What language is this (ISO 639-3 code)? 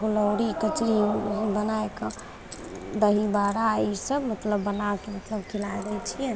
mai